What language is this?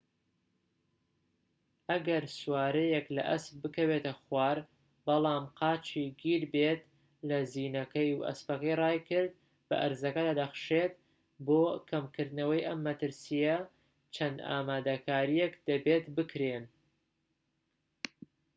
Central Kurdish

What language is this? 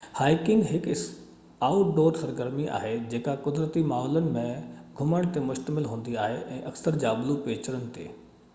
Sindhi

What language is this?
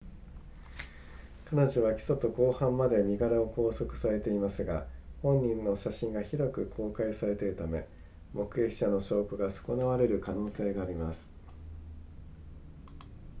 Japanese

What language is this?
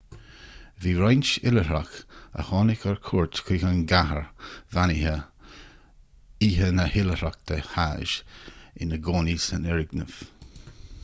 Irish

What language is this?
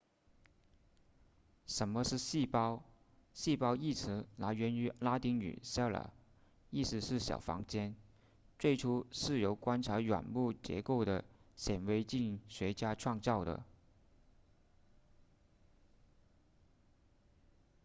Chinese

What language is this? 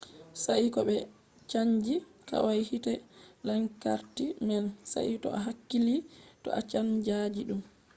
Fula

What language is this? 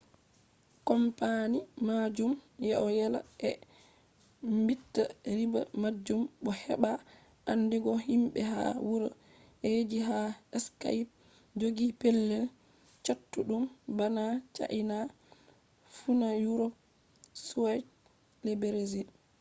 Fula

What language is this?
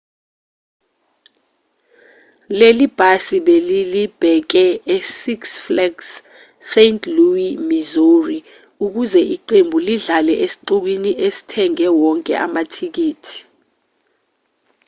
Zulu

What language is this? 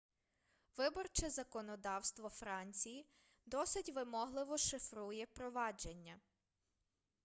Ukrainian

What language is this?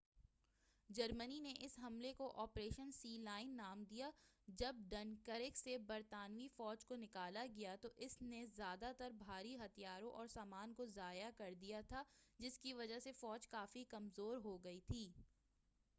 Urdu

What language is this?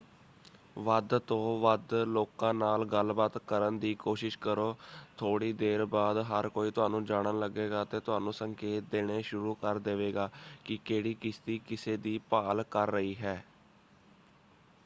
Punjabi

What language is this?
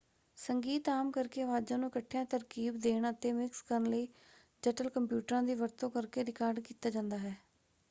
Punjabi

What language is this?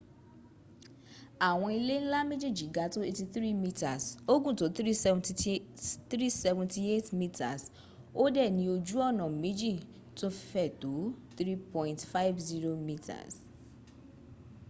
Yoruba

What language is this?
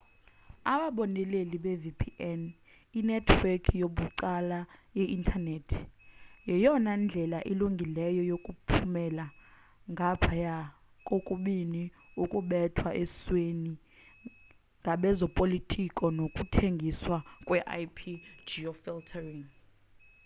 Xhosa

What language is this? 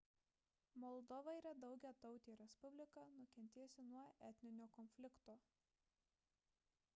Lithuanian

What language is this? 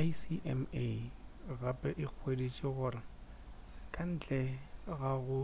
Northern Sotho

